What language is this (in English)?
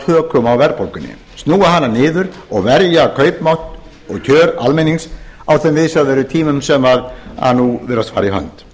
Icelandic